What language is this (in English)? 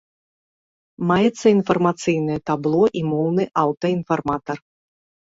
Belarusian